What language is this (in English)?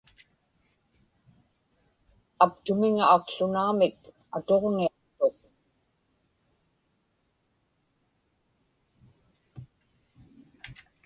Inupiaq